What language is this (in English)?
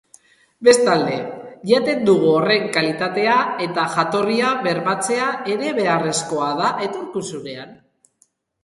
Basque